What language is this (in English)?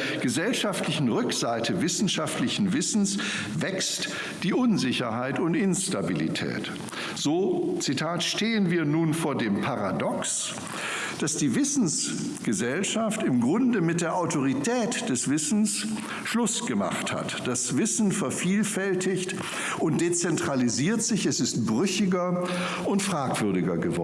German